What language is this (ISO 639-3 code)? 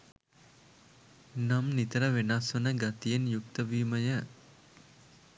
sin